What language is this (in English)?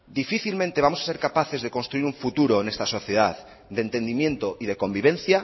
Spanish